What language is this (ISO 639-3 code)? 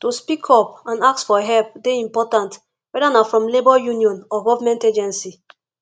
pcm